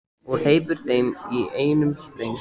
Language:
Icelandic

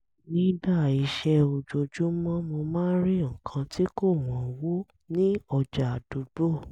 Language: Yoruba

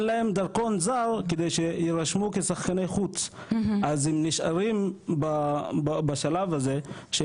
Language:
Hebrew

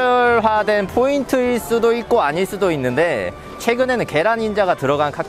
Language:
Korean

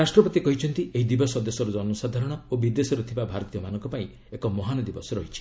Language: Odia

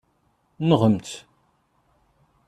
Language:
Kabyle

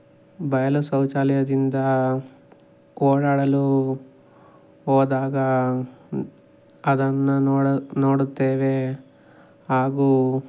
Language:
Kannada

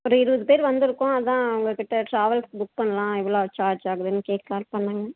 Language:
Tamil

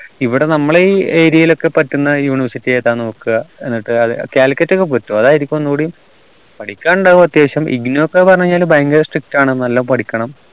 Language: Malayalam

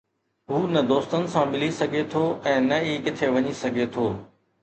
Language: Sindhi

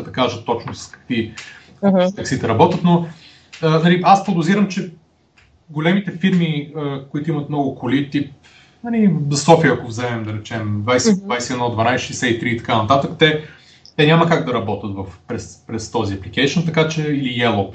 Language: Bulgarian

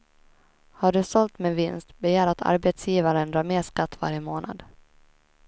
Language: Swedish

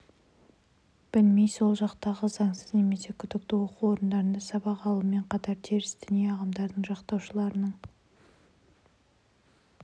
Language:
Kazakh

